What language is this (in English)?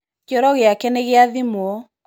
Kikuyu